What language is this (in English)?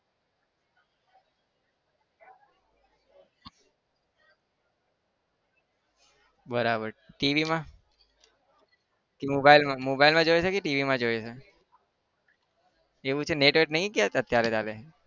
Gujarati